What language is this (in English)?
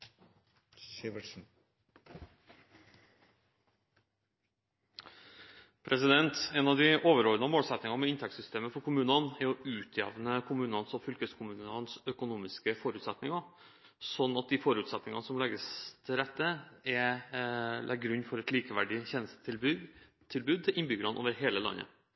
Norwegian Bokmål